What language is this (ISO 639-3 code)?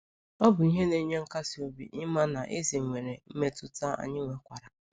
ibo